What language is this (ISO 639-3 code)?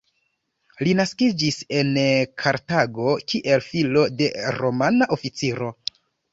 epo